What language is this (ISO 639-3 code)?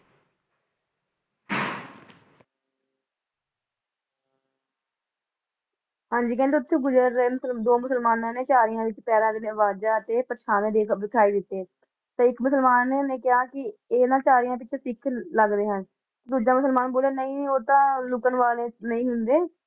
pan